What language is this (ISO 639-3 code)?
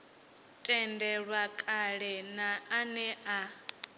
ven